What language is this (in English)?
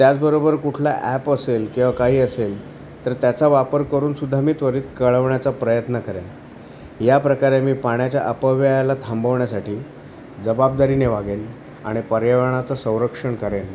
Marathi